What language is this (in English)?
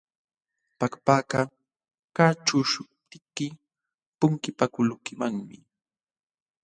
Jauja Wanca Quechua